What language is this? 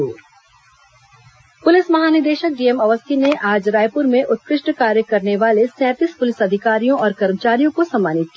Hindi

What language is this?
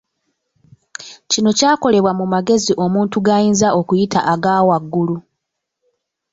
Ganda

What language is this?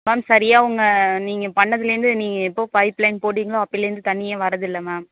Tamil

